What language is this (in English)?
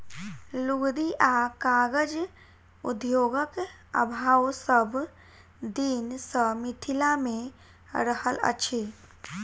Maithili